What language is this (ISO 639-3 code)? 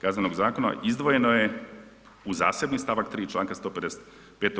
hrv